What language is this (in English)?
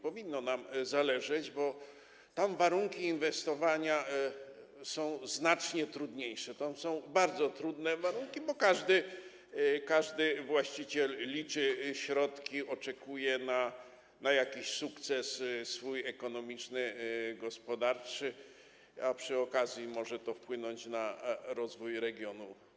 Polish